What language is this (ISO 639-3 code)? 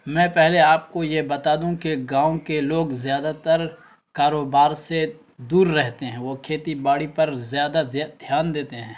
urd